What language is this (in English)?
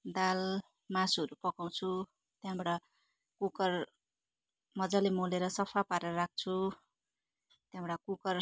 Nepali